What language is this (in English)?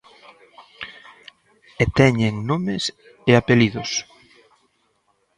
Galician